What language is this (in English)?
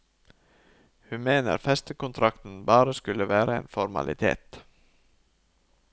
Norwegian